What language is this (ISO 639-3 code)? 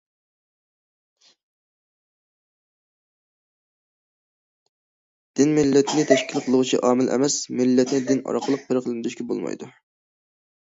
uig